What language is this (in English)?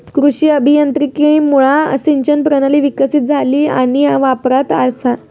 Marathi